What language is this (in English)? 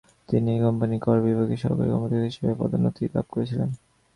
Bangla